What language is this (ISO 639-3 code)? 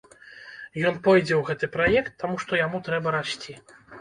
bel